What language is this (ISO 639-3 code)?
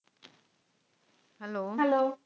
pan